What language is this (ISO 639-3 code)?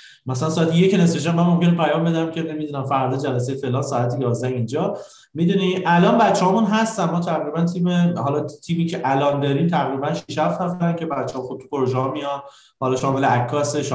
fas